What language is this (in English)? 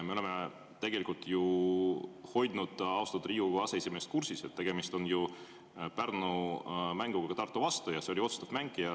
Estonian